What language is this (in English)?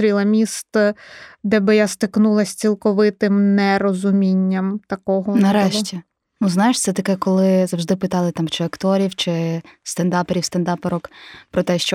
Ukrainian